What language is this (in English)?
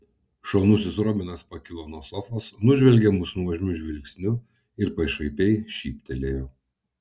Lithuanian